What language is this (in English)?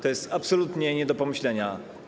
Polish